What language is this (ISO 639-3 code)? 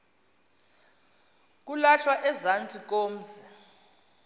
xho